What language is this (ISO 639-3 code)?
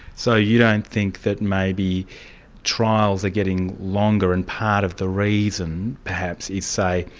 eng